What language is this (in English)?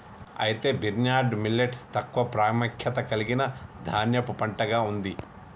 Telugu